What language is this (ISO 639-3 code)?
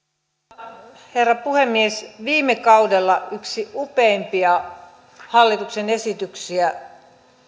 fin